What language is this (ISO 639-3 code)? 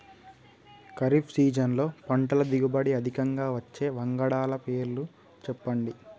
tel